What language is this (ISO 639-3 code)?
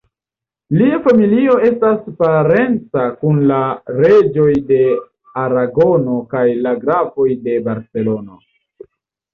epo